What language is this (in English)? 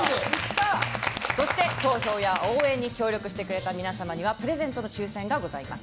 Japanese